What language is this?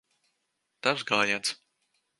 Latvian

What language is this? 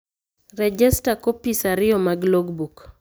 Luo (Kenya and Tanzania)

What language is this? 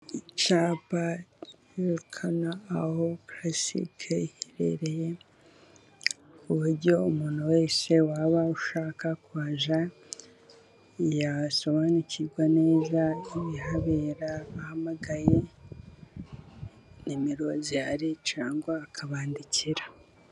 Kinyarwanda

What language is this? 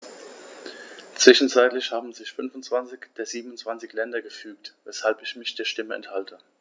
German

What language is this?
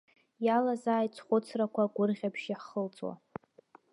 Abkhazian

